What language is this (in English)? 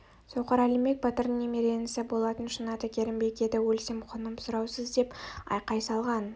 Kazakh